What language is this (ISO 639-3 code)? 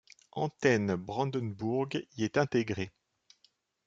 fra